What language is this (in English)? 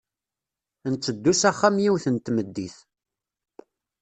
Kabyle